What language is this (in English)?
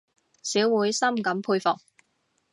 Cantonese